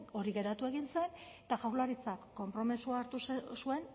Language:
Basque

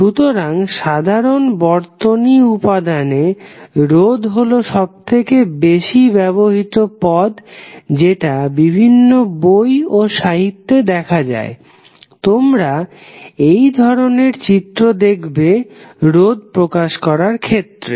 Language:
Bangla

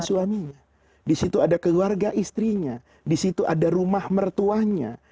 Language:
Indonesian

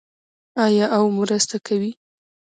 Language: Pashto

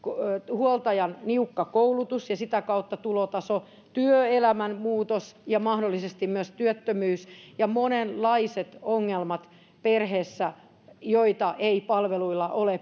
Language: Finnish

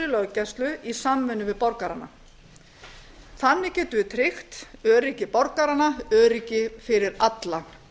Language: Icelandic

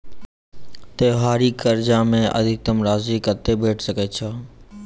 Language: Maithili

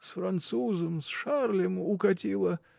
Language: Russian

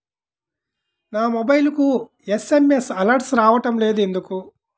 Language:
Telugu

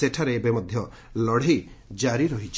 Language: Odia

